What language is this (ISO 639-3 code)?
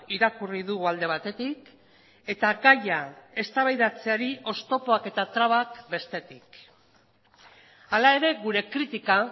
eus